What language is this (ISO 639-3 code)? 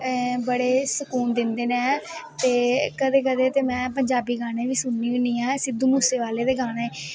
doi